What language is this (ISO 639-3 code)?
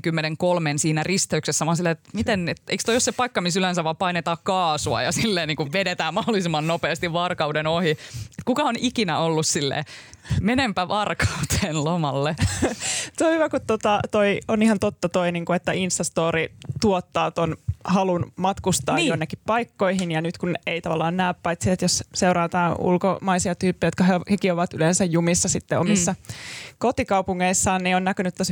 fin